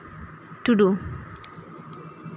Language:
Santali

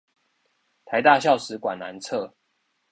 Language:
Chinese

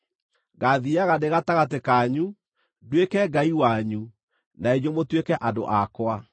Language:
Kikuyu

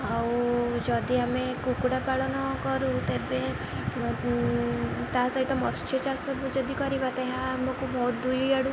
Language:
Odia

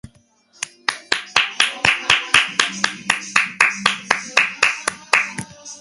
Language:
Georgian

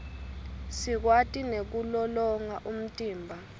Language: Swati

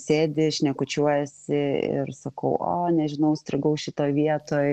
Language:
Lithuanian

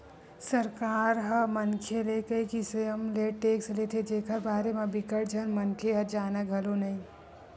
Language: Chhattisgarhi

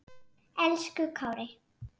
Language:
Icelandic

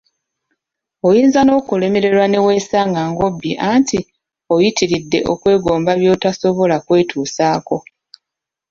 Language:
Ganda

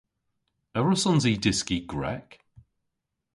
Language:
Cornish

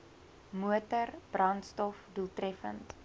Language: Afrikaans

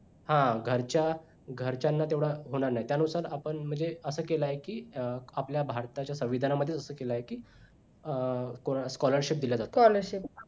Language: Marathi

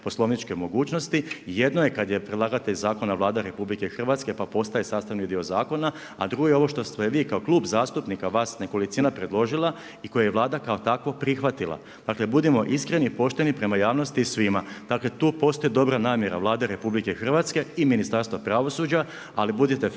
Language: Croatian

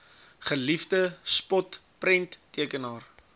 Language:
Afrikaans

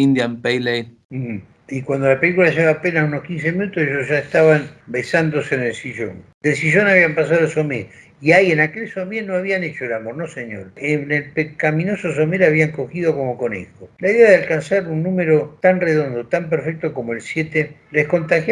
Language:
Spanish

